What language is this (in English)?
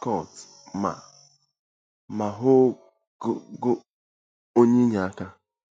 Igbo